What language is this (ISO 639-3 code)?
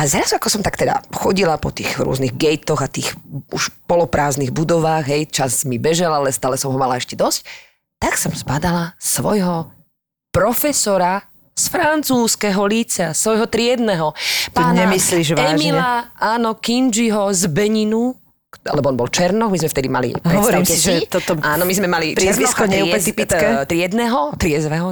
slk